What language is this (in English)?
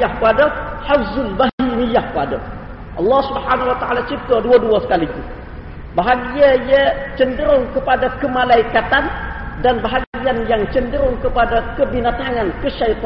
Malay